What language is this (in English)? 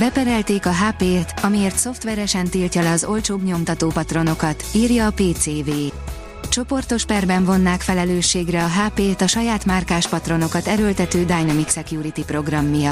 Hungarian